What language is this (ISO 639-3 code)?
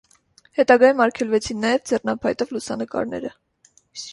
hye